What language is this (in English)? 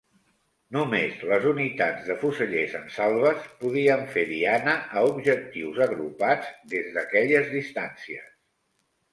Catalan